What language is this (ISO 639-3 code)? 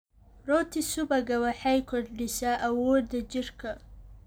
som